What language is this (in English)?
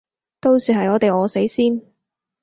Cantonese